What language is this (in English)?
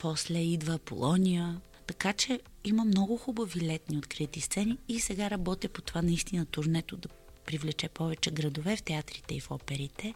Bulgarian